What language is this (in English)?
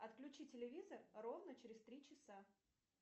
Russian